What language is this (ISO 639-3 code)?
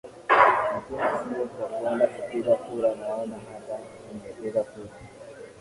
swa